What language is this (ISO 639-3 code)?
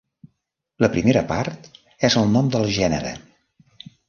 cat